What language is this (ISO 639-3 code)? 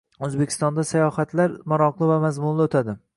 uzb